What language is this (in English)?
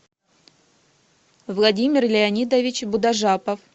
Russian